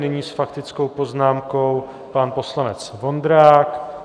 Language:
Czech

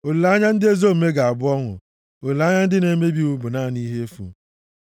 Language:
Igbo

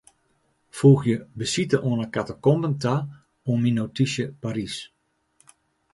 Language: Western Frisian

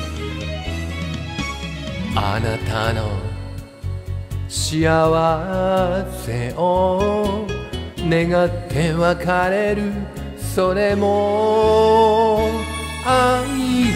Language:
Korean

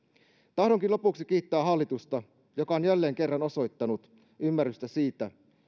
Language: Finnish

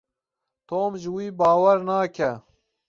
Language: Kurdish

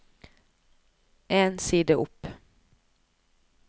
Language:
Norwegian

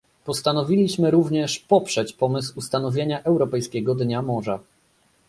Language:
Polish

